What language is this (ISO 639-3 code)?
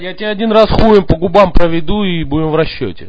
rus